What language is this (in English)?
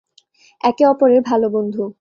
Bangla